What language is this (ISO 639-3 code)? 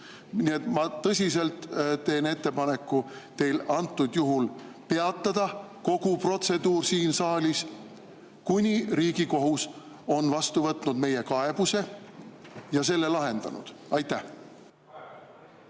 est